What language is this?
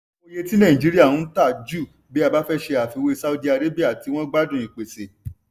Yoruba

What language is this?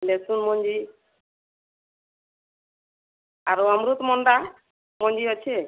Odia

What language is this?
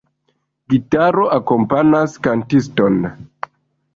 Esperanto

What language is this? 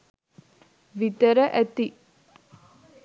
Sinhala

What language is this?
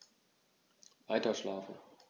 German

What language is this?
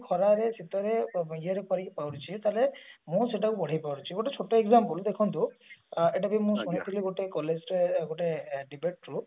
Odia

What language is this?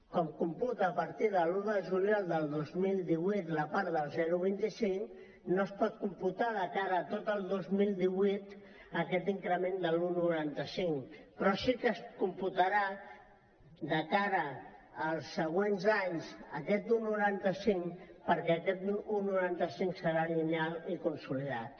Catalan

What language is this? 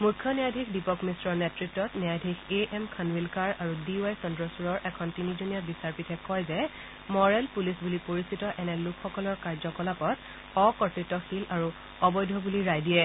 Assamese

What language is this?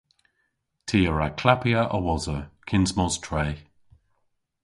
Cornish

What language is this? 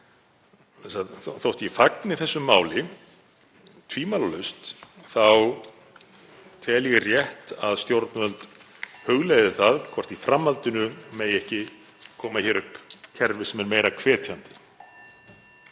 Icelandic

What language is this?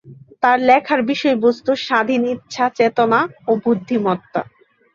Bangla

